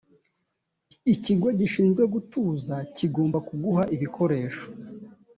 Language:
Kinyarwanda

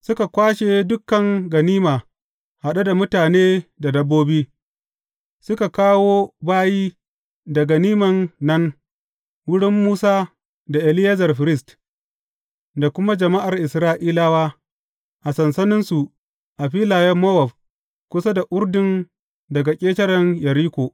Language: Hausa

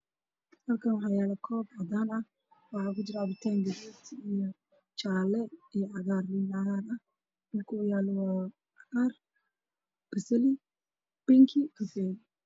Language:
Somali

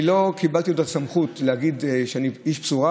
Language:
Hebrew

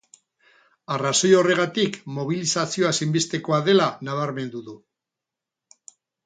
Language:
Basque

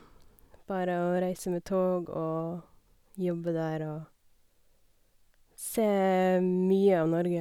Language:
Norwegian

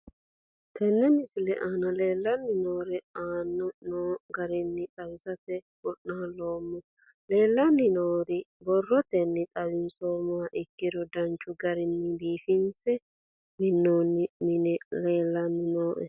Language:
Sidamo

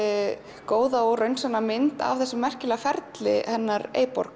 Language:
Icelandic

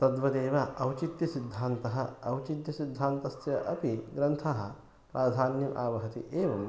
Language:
Sanskrit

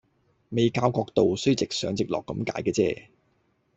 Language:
Cantonese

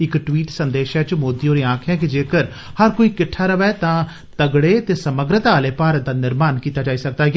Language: Dogri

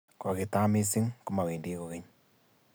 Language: Kalenjin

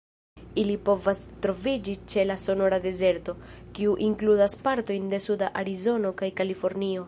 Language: Esperanto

